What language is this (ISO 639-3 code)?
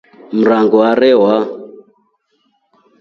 rof